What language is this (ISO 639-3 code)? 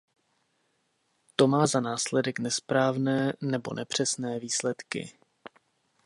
ces